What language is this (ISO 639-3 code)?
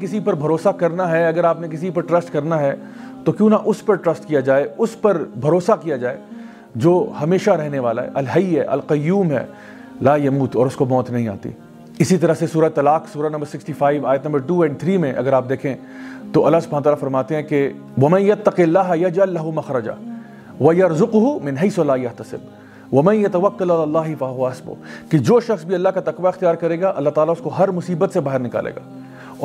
urd